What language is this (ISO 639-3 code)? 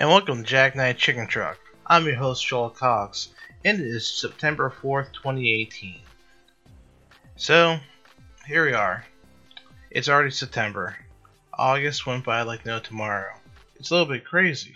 eng